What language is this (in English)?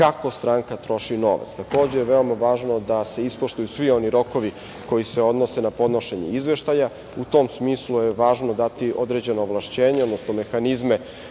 Serbian